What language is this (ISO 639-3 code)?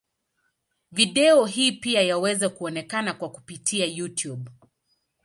swa